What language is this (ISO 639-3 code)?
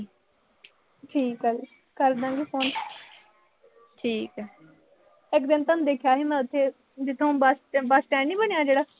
pan